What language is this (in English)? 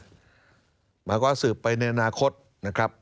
Thai